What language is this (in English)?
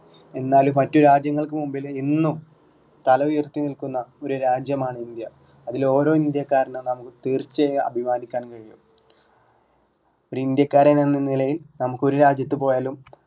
Malayalam